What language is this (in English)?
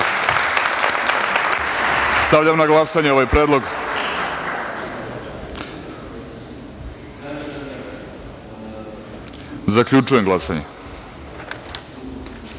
Serbian